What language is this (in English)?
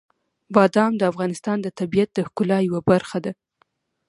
Pashto